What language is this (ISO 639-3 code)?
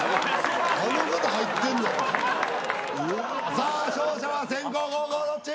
jpn